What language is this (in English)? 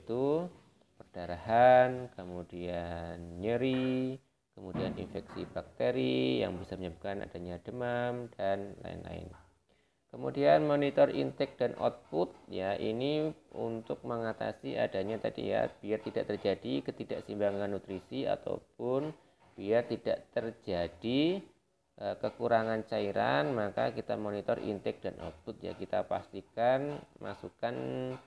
Indonesian